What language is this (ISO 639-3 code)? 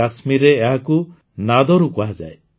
ori